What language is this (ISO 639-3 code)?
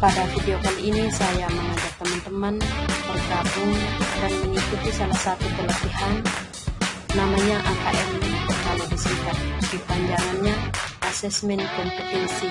ind